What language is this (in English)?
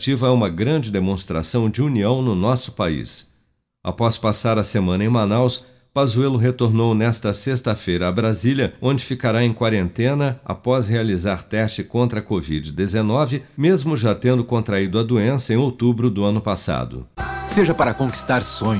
Portuguese